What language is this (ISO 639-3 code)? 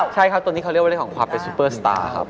tha